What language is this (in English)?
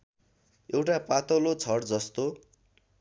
Nepali